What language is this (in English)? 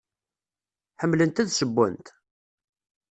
Kabyle